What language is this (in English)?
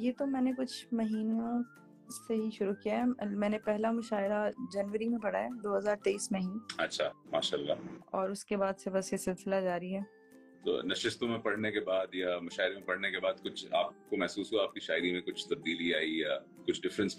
Urdu